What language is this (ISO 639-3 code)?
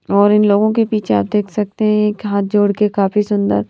hin